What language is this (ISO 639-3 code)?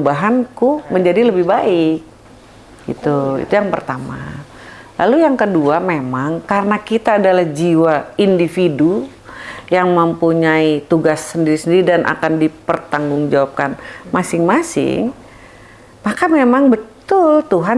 ind